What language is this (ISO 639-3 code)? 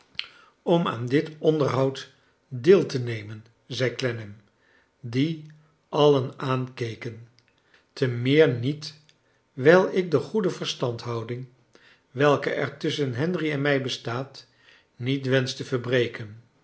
nld